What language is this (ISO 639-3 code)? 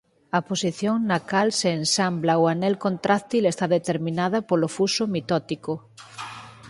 glg